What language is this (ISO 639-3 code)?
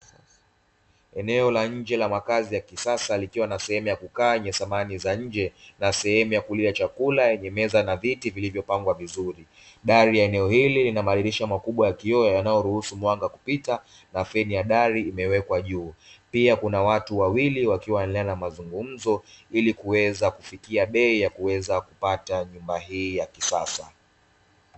swa